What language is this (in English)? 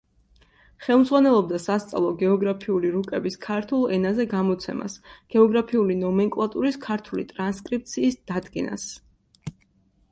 Georgian